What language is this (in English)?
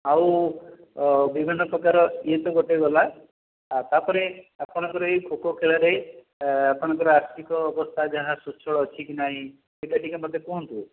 Odia